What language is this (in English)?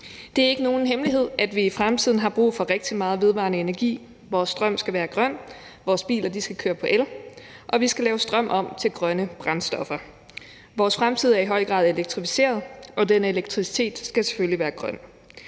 Danish